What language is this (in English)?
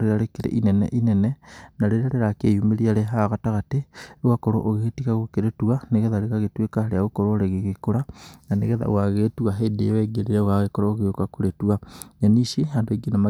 Kikuyu